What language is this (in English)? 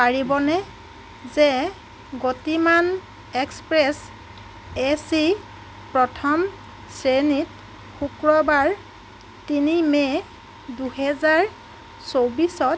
Assamese